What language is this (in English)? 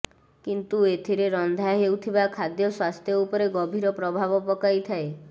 Odia